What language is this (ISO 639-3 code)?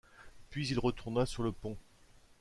fra